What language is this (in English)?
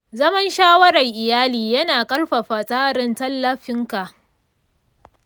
Hausa